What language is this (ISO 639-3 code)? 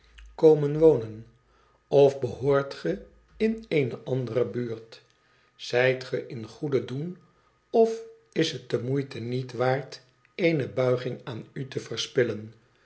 nld